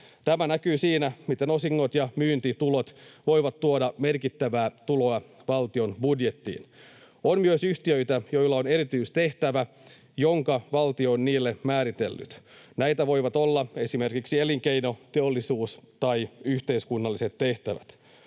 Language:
Finnish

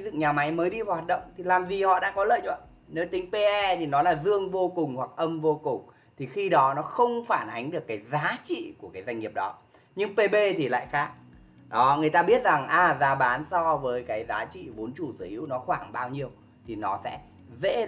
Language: Vietnamese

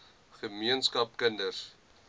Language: Afrikaans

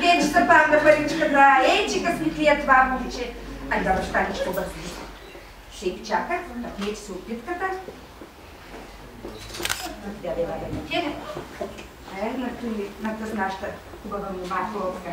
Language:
Bulgarian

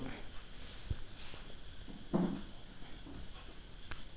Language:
Telugu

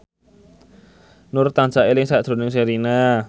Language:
Javanese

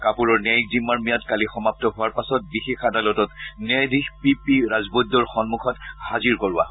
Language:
Assamese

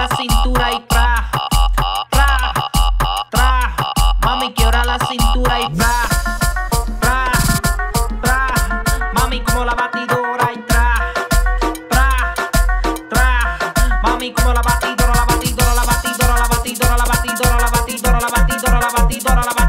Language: French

